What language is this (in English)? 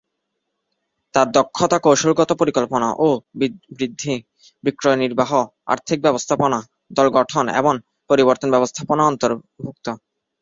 Bangla